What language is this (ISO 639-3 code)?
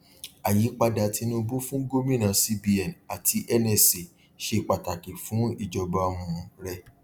yor